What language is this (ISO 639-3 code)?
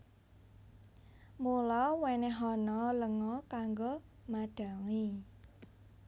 jav